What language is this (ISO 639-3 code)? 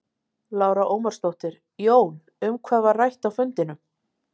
isl